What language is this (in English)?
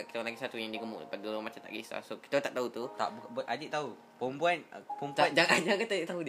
Malay